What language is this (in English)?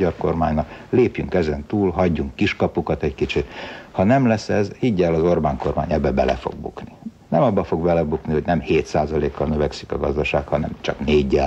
Hungarian